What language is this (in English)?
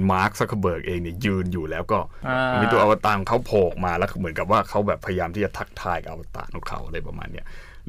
Thai